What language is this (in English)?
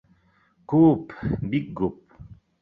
Bashkir